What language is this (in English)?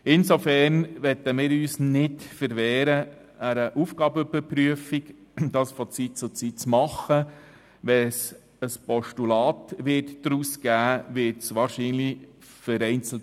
Swiss German